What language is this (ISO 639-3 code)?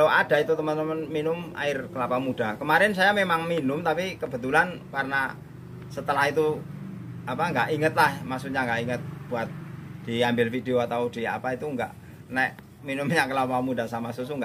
ind